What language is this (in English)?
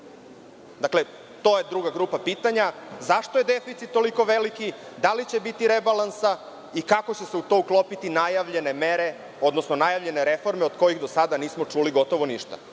Serbian